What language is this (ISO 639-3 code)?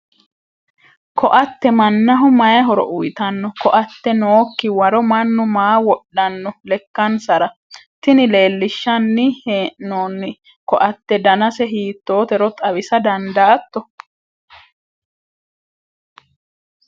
sid